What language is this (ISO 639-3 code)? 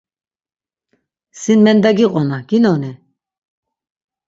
lzz